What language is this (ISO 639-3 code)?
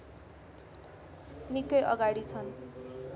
nep